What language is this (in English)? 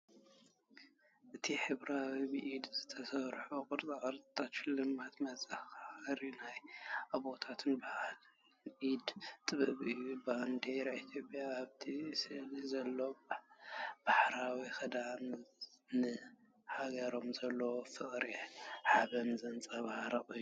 Tigrinya